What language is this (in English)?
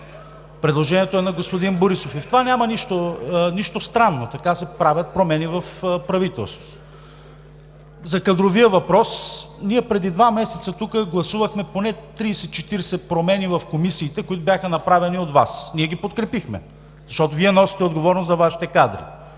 Bulgarian